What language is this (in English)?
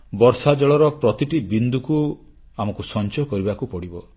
Odia